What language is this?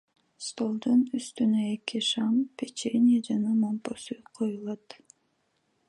Kyrgyz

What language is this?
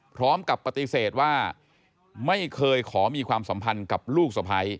Thai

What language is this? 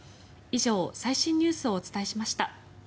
Japanese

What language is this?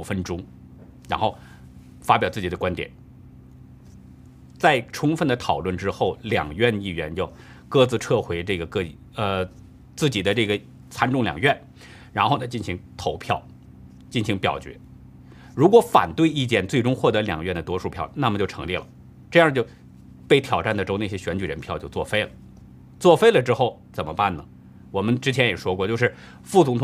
Chinese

